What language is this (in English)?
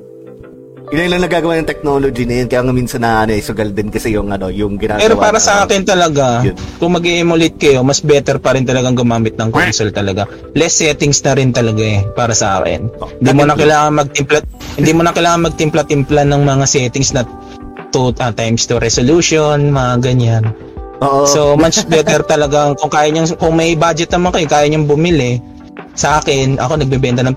Filipino